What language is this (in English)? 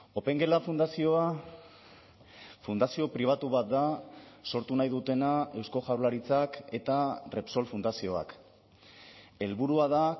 Basque